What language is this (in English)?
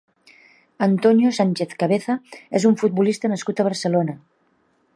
Catalan